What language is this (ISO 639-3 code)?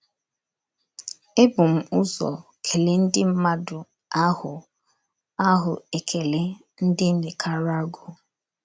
ibo